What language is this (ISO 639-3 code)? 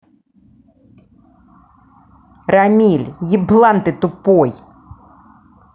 rus